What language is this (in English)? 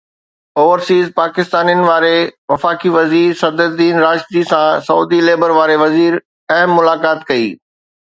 Sindhi